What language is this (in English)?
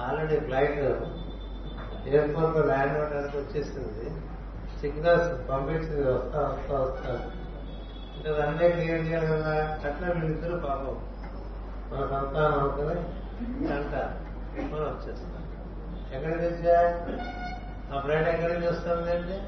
Telugu